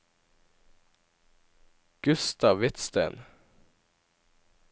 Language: Norwegian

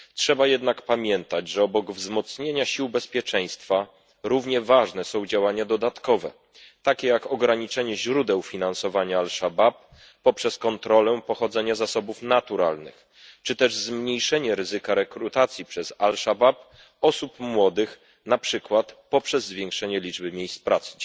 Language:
Polish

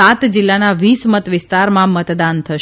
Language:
Gujarati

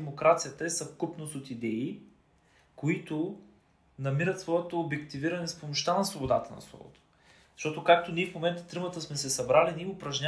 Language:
Bulgarian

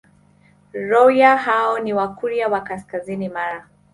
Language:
Swahili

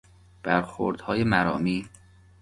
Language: Persian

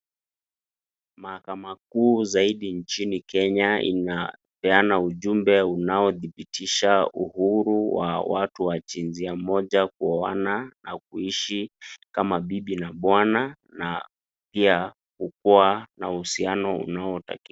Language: Swahili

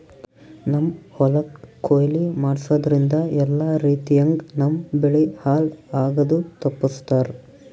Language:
Kannada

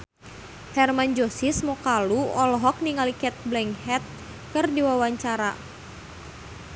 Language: Sundanese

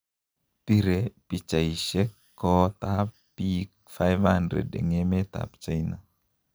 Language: Kalenjin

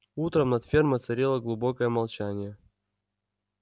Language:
Russian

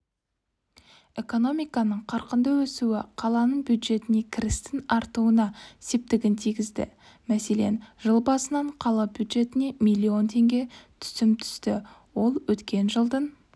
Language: Kazakh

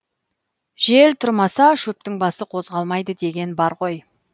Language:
Kazakh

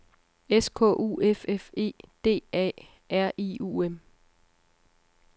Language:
Danish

